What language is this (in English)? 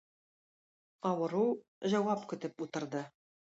Tatar